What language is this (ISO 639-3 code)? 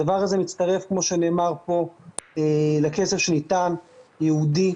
heb